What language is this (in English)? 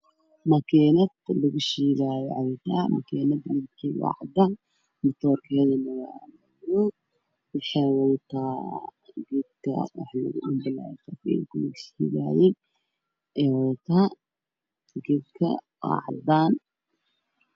Somali